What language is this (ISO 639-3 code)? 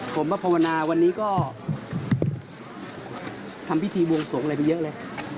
tha